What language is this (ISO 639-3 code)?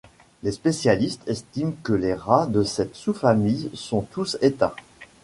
fra